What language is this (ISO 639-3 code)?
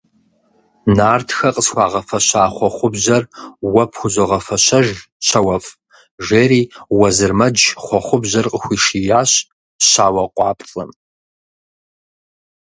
kbd